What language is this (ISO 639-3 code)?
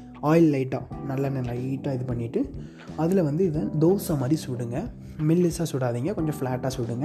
tam